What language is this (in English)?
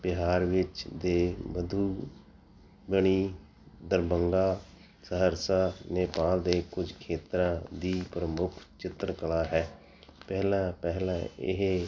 Punjabi